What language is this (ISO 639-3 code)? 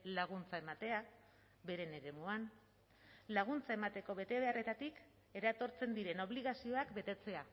eus